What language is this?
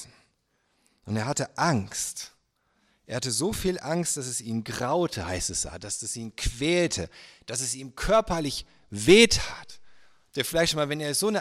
German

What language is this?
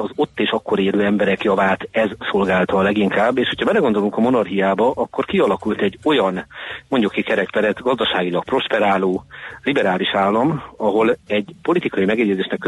Hungarian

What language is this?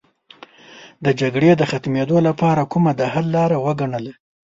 Pashto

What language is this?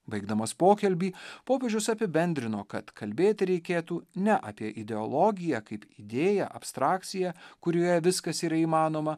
Lithuanian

